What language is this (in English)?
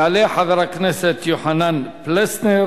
Hebrew